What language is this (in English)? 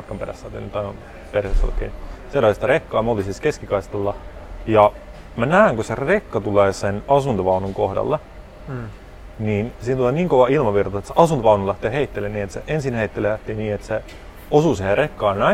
Finnish